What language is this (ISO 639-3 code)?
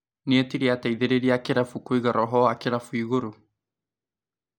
kik